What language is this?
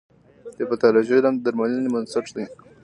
Pashto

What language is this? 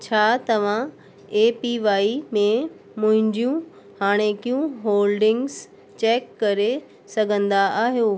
Sindhi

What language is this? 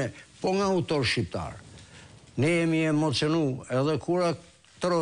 Romanian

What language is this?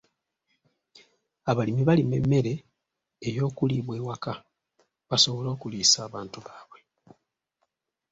Ganda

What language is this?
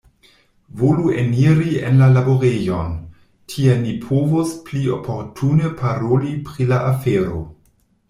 Esperanto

